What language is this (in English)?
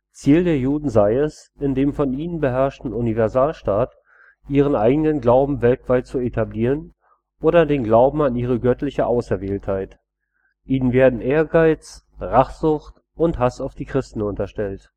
German